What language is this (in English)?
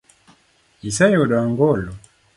Luo (Kenya and Tanzania)